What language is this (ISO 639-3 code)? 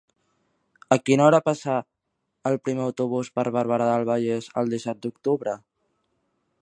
cat